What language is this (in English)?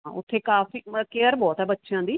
Punjabi